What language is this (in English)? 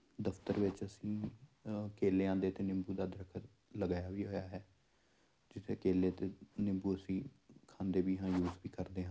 Punjabi